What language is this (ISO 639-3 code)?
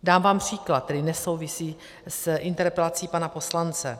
ces